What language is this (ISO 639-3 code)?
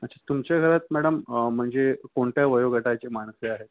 mar